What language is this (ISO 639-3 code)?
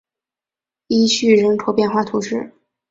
zho